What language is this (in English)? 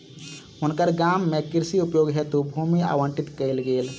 Maithili